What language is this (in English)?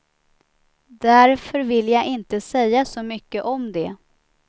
Swedish